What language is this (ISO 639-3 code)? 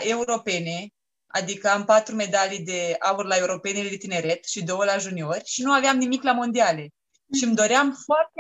ron